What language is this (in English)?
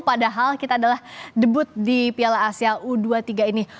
Indonesian